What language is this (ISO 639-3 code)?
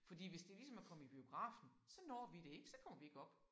dan